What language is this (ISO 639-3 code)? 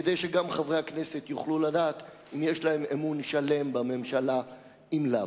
heb